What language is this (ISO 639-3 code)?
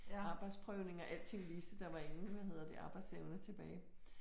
dan